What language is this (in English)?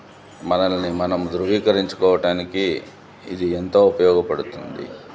Telugu